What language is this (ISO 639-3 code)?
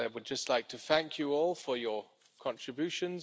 eng